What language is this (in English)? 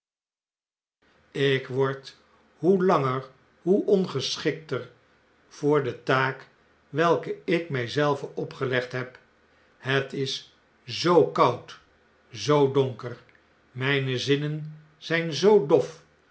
Dutch